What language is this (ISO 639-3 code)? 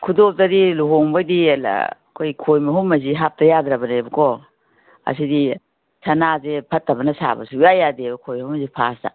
mni